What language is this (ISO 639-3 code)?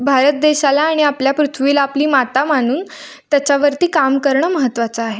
mar